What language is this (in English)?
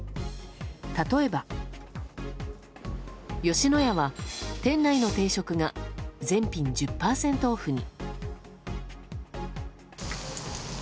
Japanese